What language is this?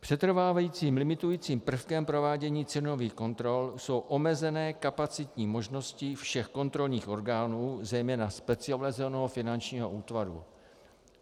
Czech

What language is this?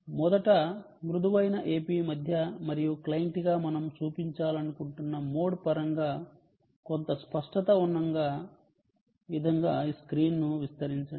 Telugu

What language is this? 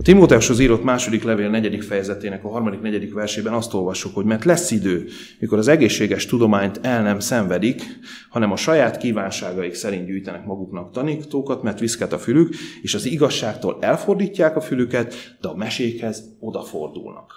Hungarian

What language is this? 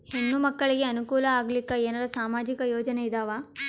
Kannada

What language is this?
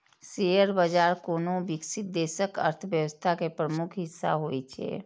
Maithili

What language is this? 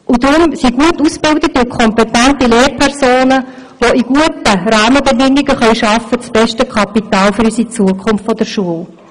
Swiss German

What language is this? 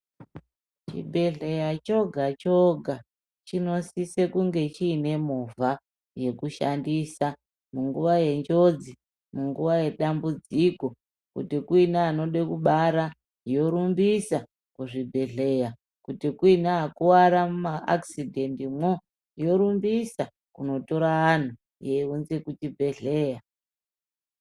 Ndau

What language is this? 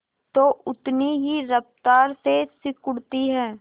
Hindi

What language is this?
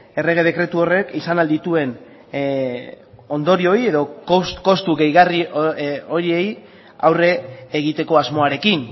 Basque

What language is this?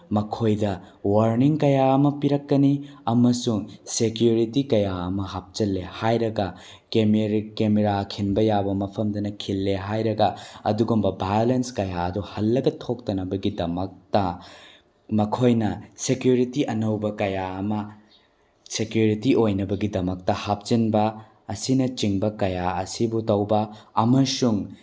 Manipuri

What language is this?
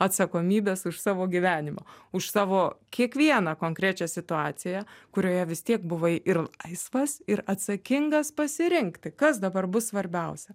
Lithuanian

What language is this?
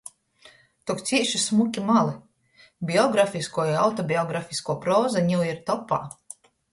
Latgalian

